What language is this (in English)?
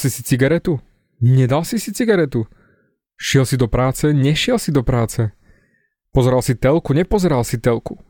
Slovak